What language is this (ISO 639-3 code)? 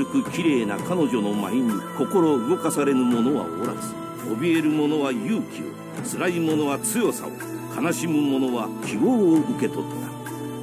jpn